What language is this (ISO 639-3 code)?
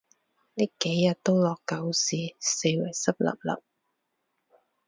yue